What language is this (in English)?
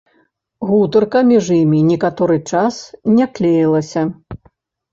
Belarusian